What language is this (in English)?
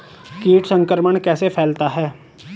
Hindi